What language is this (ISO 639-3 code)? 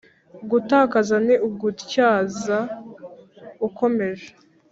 kin